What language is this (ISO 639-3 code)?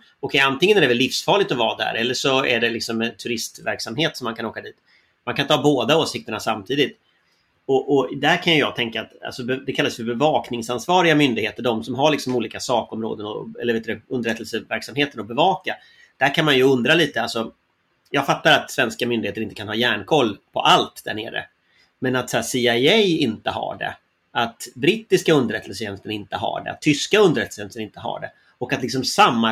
swe